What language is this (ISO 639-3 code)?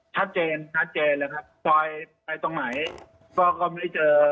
tha